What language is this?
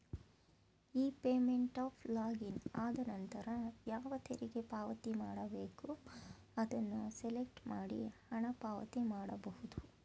Kannada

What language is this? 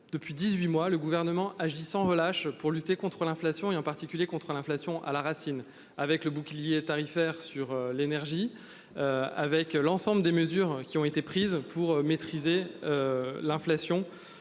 French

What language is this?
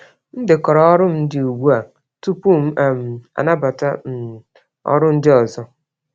Igbo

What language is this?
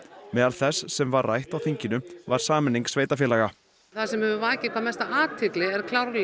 Icelandic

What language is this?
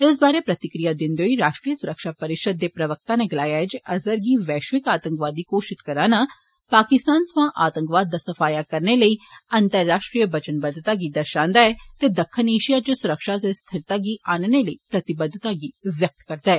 Dogri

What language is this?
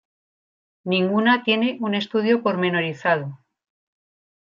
Spanish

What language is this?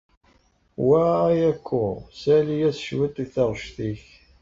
Kabyle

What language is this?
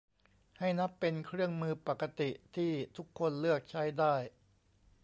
Thai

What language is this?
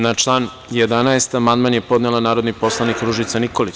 Serbian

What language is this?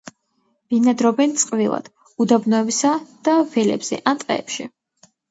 Georgian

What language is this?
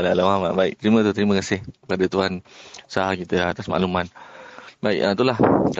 Malay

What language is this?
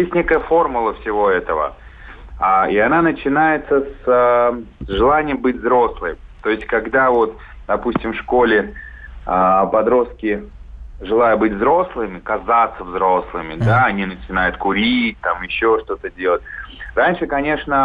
Russian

